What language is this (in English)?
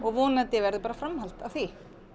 Icelandic